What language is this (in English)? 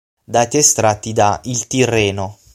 Italian